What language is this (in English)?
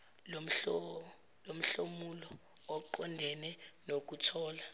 Zulu